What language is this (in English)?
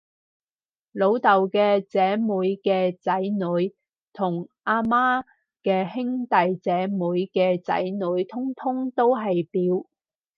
Cantonese